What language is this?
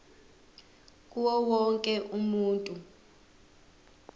Zulu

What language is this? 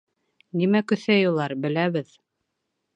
Bashkir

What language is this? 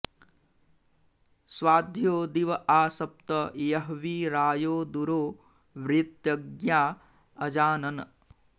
Sanskrit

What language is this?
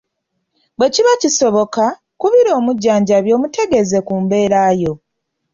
Ganda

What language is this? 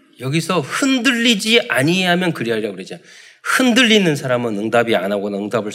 Korean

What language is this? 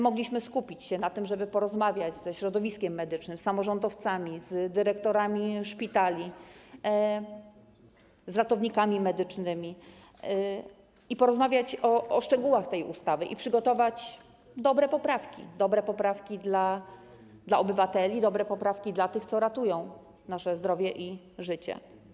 Polish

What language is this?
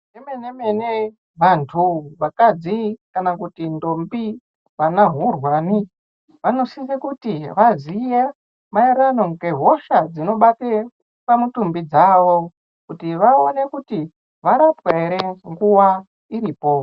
Ndau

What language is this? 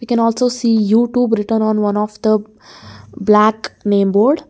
English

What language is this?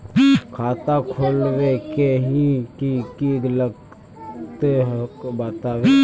Magahi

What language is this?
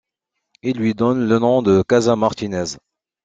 French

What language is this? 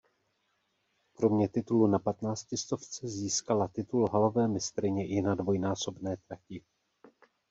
Czech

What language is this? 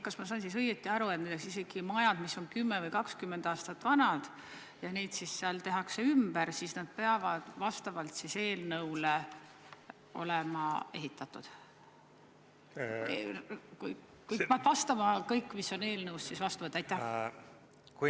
Estonian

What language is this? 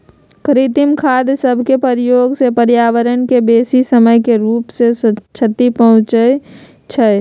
Magahi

